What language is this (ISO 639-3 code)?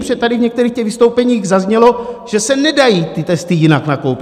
ces